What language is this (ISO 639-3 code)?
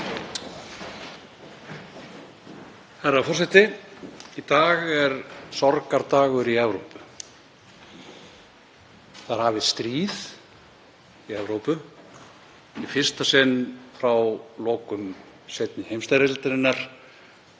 isl